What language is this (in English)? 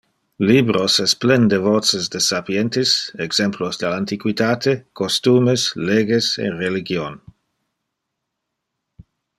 Interlingua